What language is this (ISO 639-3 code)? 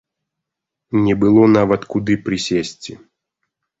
bel